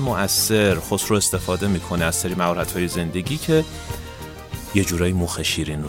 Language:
Persian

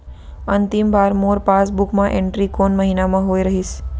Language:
Chhattisgarhi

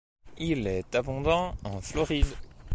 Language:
French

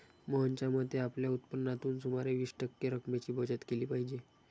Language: Marathi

